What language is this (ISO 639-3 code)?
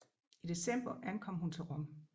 dan